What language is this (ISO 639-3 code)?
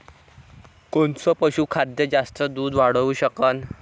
mar